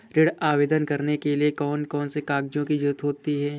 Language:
Hindi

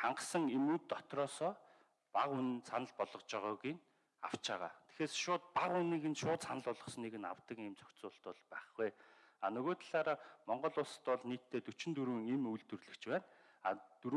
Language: Korean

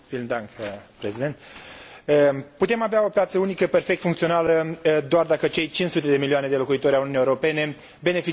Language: Romanian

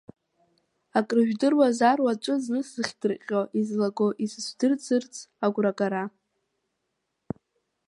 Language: Abkhazian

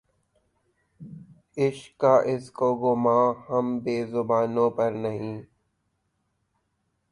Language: Urdu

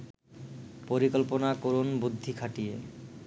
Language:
Bangla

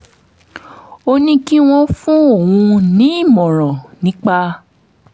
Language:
Yoruba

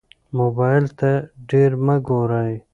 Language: Pashto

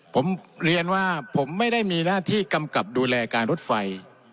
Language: Thai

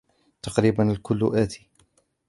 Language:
Arabic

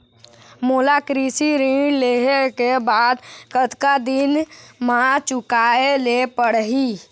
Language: Chhattisgarhi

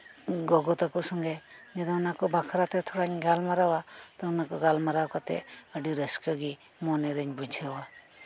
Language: Santali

